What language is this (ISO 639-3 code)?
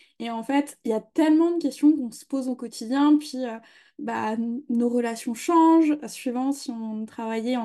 fra